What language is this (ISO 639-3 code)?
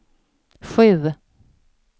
swe